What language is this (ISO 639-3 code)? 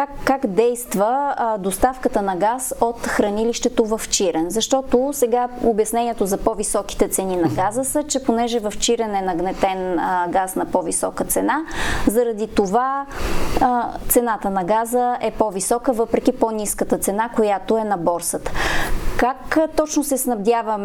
bul